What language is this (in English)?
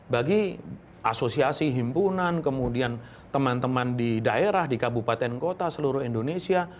Indonesian